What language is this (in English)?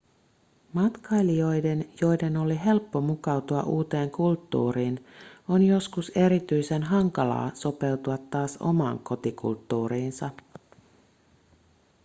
Finnish